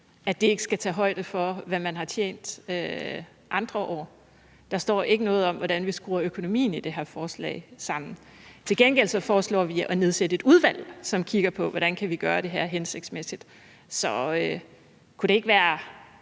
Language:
Danish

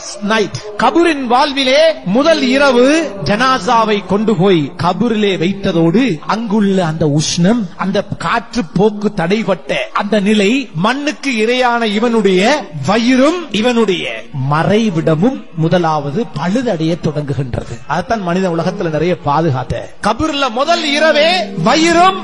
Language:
Arabic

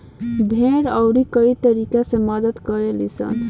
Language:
Bhojpuri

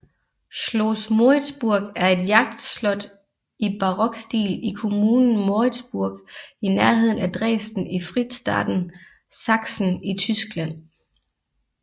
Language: Danish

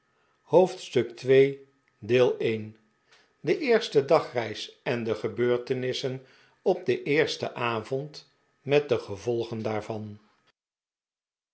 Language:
Dutch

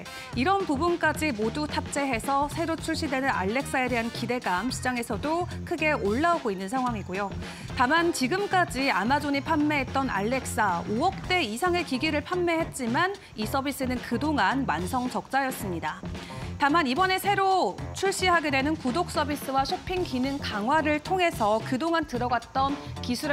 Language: Korean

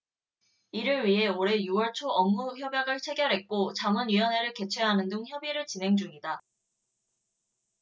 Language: Korean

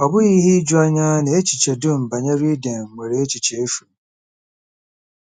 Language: Igbo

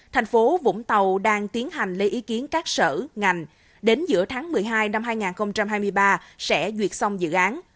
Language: Vietnamese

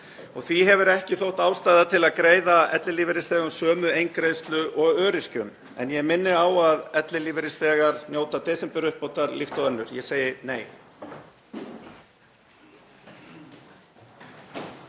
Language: Icelandic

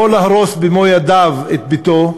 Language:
Hebrew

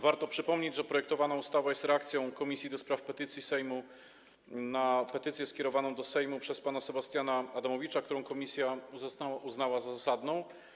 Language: Polish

